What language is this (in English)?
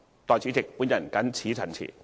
Cantonese